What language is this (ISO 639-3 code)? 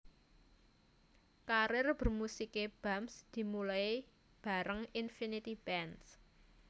jav